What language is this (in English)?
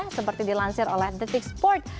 Indonesian